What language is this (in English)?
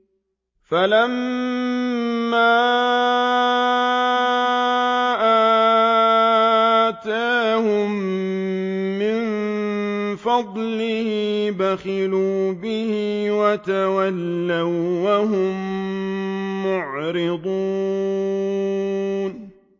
Arabic